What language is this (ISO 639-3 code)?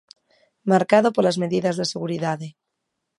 glg